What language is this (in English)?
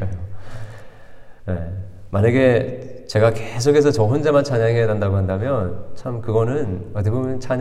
Korean